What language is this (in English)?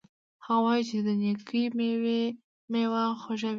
Pashto